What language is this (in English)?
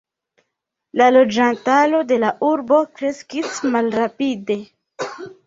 Esperanto